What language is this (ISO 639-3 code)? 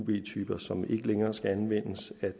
dan